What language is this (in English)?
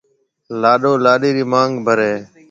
Marwari (Pakistan)